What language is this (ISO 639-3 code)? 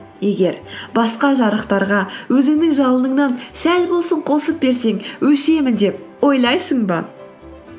kaz